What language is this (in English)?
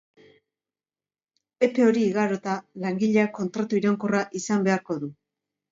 Basque